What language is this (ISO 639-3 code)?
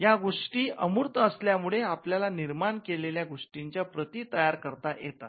mar